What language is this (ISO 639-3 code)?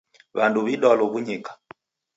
dav